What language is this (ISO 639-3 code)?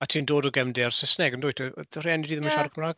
cym